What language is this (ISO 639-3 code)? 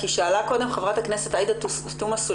heb